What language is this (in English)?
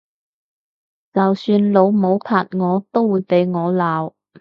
Cantonese